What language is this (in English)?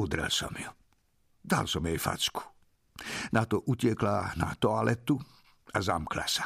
Slovak